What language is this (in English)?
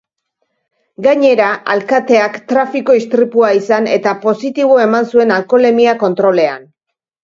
Basque